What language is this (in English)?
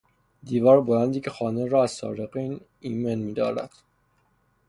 Persian